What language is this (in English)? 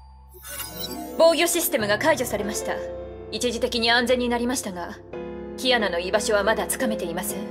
Japanese